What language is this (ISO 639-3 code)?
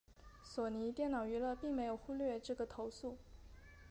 zho